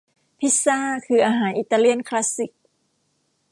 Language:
Thai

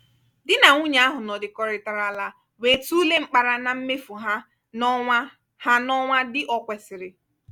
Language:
Igbo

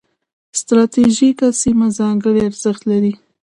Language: Pashto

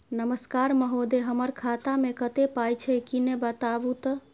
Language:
Maithili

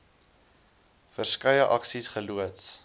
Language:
Afrikaans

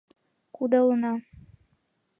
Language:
Mari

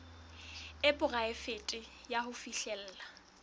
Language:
Southern Sotho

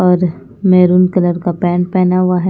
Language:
Hindi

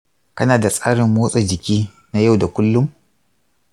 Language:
Hausa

